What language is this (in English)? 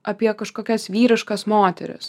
Lithuanian